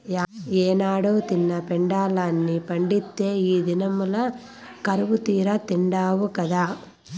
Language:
Telugu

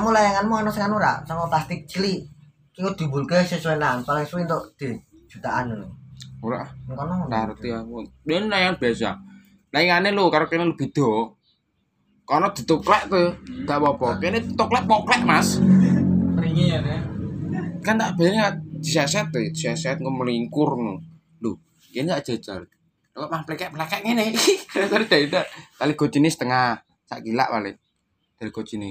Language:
Indonesian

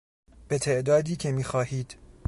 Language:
Persian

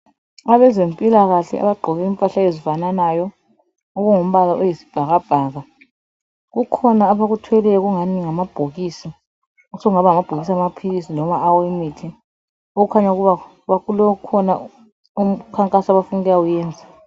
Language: North Ndebele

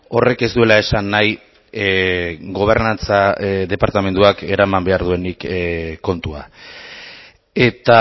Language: Basque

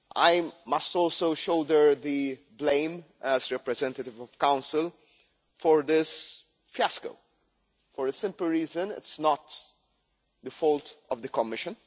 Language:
English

